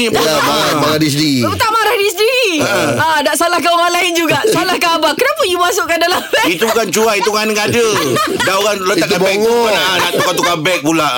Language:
Malay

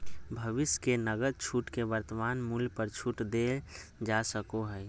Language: Magahi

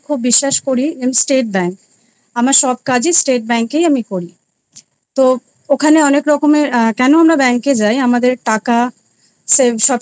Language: Bangla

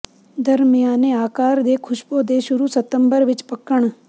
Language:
Punjabi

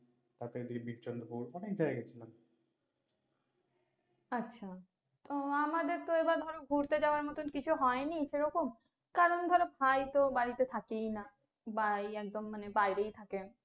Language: Bangla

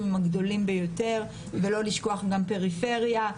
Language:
Hebrew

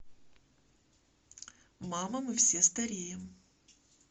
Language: Russian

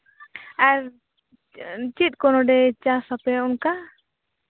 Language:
Santali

